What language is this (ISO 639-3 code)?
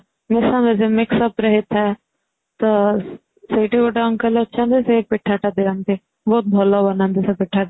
ori